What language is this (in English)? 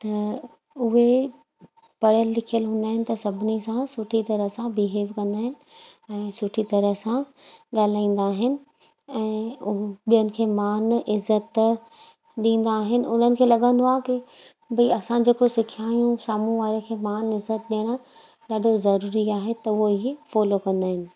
Sindhi